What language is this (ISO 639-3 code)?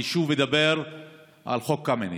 heb